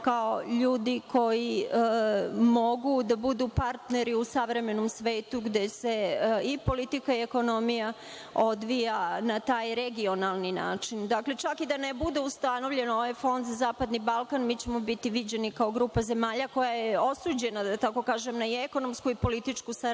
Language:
Serbian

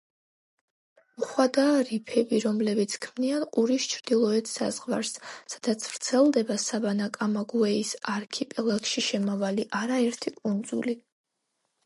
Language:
Georgian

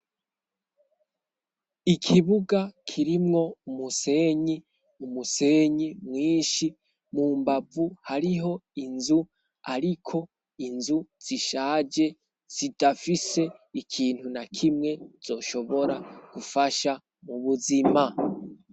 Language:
Rundi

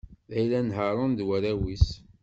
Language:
Kabyle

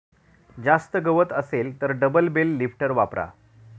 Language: Marathi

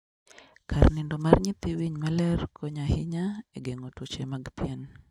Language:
Luo (Kenya and Tanzania)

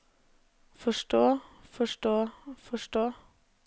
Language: Norwegian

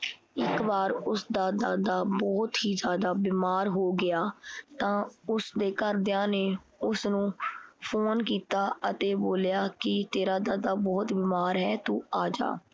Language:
Punjabi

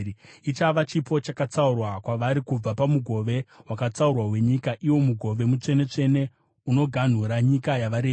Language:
Shona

